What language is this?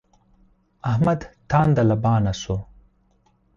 Pashto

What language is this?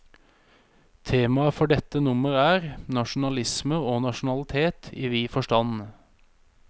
Norwegian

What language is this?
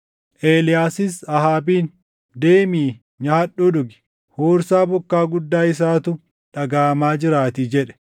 Oromo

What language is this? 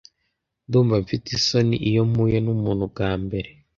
Kinyarwanda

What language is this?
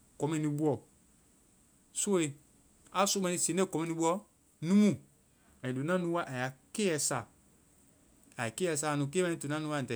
Vai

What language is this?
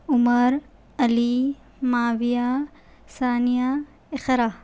Urdu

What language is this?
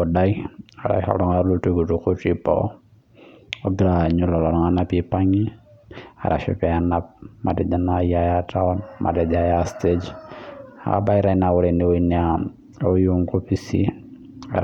Masai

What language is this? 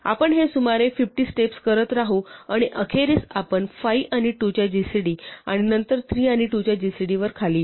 Marathi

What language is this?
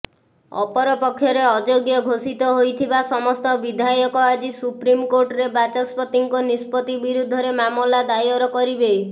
Odia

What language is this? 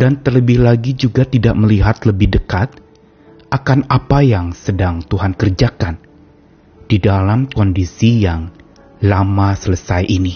Indonesian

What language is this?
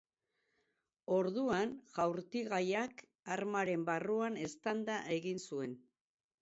Basque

